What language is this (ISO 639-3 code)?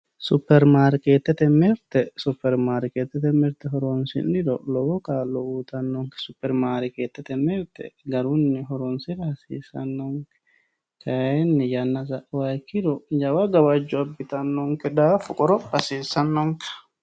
sid